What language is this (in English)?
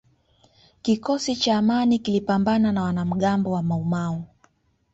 Swahili